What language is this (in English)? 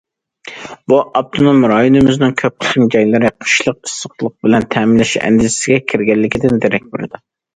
Uyghur